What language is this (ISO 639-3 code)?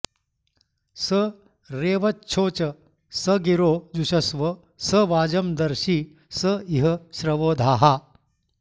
san